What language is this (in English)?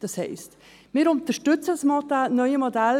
Swiss German